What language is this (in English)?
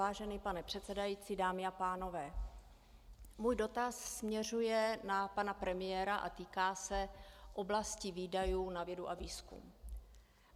Czech